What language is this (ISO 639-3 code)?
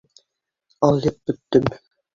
bak